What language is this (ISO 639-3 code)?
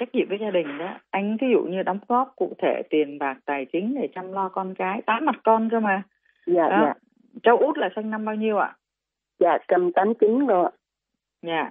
vie